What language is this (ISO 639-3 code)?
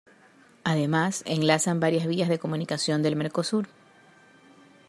spa